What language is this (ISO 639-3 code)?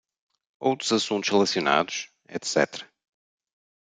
por